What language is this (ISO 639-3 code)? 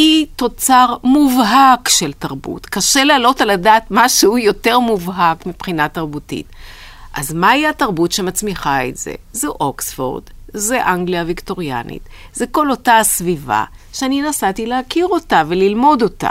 heb